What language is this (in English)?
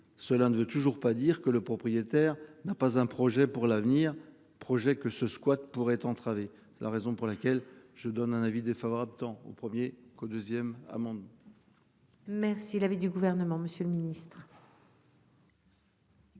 French